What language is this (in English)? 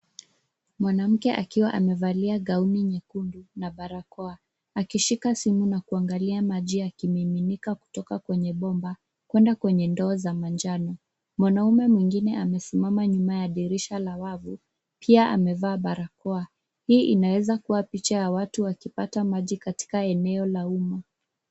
Swahili